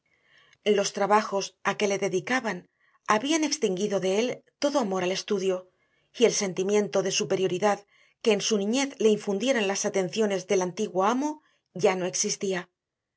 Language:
Spanish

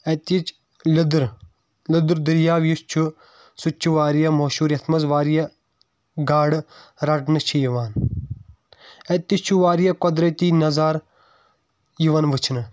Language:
Kashmiri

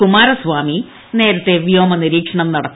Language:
Malayalam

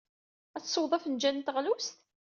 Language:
Kabyle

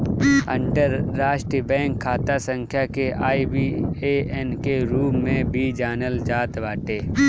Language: Bhojpuri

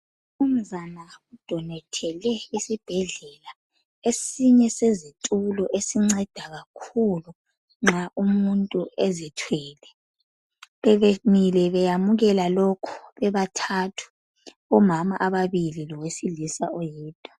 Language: North Ndebele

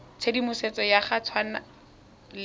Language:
Tswana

